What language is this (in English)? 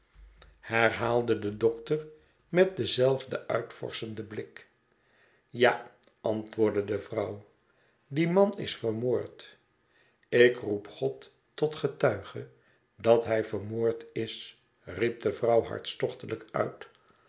Dutch